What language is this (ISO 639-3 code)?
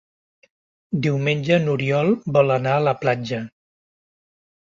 cat